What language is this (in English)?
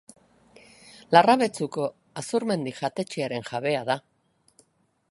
Basque